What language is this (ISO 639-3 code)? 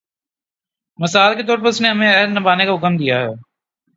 urd